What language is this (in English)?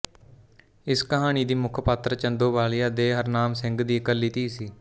Punjabi